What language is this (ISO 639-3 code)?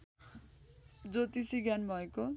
nep